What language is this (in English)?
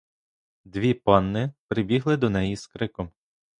Ukrainian